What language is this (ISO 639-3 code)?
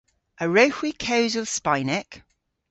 cor